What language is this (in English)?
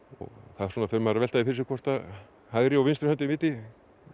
Icelandic